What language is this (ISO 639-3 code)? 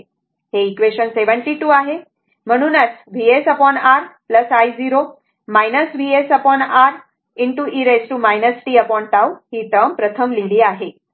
mar